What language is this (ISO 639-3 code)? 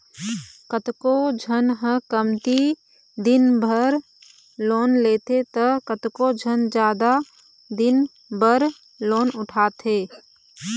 hne